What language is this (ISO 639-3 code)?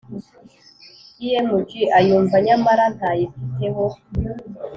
kin